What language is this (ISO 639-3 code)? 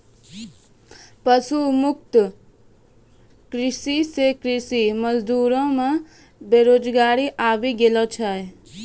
mai